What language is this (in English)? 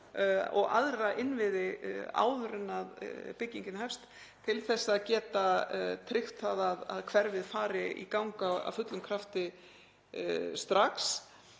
Icelandic